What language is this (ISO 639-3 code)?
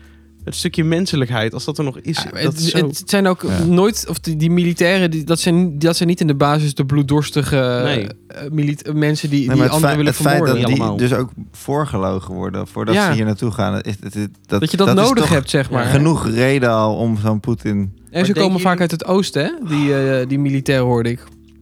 nld